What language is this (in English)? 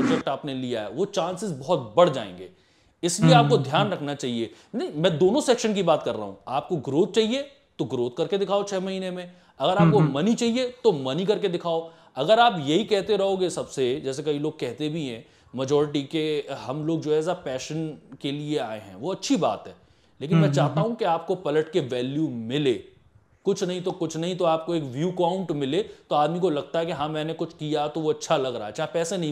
Hindi